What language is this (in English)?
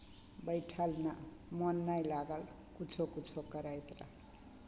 Maithili